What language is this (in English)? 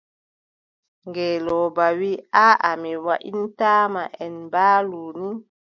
Adamawa Fulfulde